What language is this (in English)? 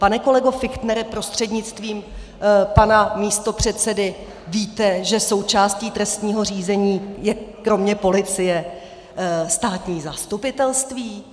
Czech